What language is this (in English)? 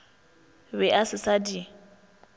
Northern Sotho